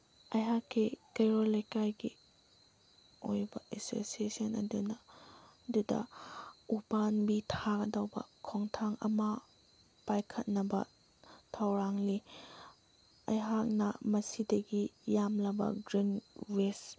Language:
Manipuri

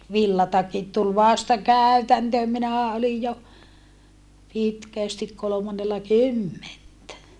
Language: Finnish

